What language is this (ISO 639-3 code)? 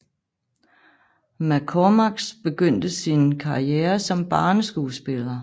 dan